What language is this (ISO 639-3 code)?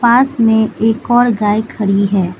hin